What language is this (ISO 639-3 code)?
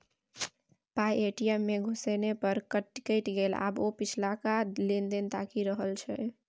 mai